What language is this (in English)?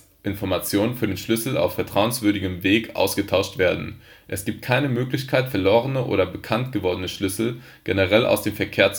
German